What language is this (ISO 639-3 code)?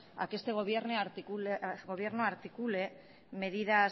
spa